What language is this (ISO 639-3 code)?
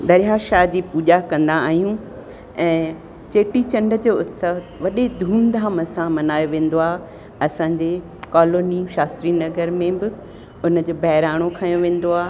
snd